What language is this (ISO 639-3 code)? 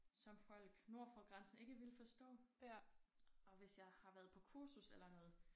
dan